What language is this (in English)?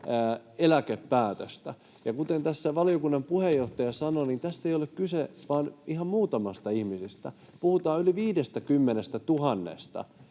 Finnish